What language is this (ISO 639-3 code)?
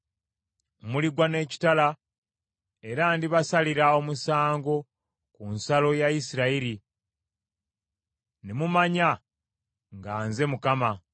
lug